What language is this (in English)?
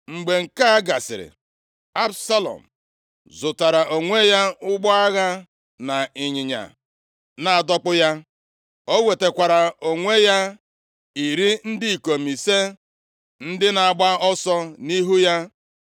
Igbo